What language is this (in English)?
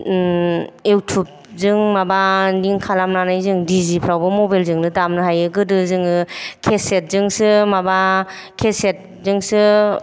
Bodo